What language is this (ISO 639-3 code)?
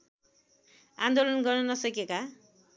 nep